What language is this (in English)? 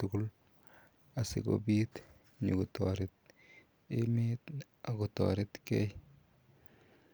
Kalenjin